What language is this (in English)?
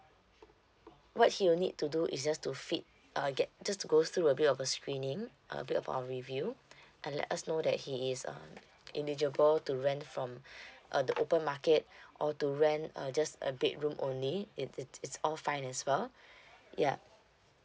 English